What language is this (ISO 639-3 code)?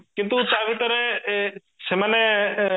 ori